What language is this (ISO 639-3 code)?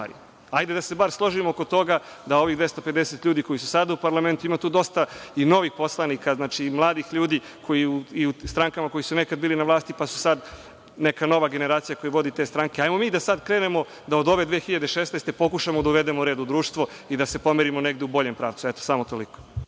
srp